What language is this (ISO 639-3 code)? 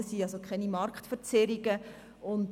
gsw